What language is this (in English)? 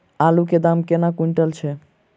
Maithili